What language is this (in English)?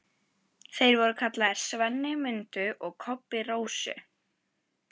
Icelandic